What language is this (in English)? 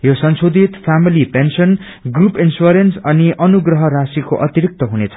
Nepali